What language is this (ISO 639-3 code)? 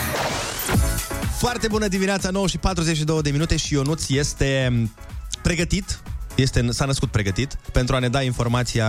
ron